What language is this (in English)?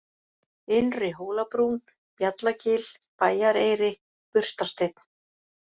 Icelandic